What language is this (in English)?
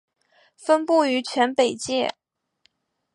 Chinese